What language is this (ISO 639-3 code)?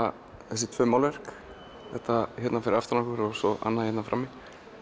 isl